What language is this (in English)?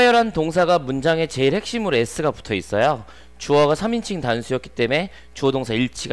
Korean